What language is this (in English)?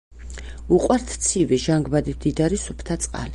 Georgian